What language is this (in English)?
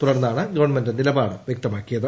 Malayalam